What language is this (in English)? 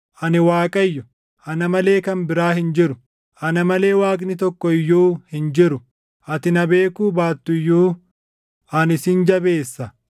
Oromo